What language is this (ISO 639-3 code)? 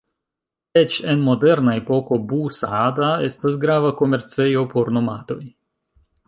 epo